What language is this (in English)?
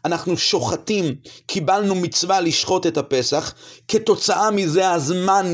Hebrew